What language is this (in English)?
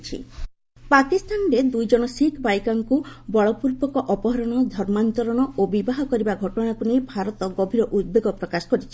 Odia